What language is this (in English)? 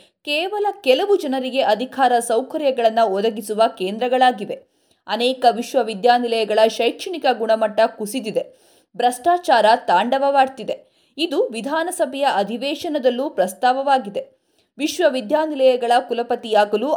Kannada